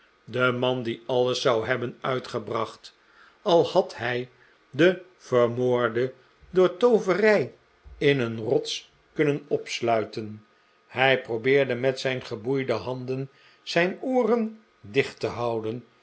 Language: Dutch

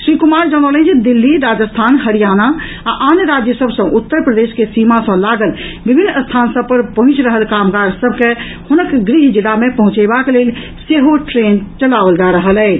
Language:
Maithili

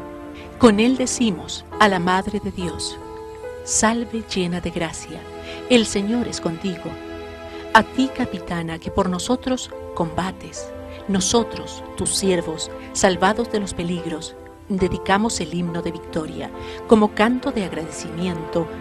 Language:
Spanish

